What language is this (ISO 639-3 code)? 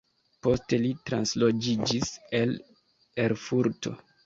epo